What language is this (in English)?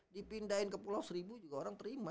Indonesian